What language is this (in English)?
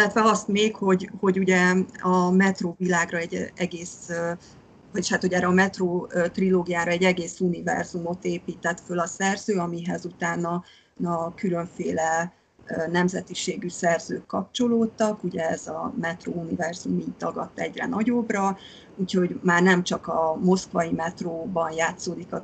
Hungarian